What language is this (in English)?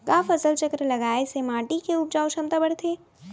Chhattisgarhi